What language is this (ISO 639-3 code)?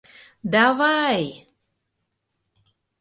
chm